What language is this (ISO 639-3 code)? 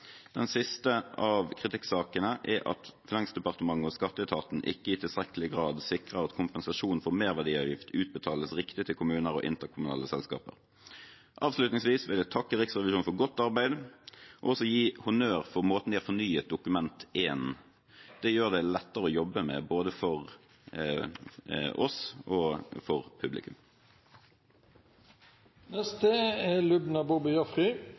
nob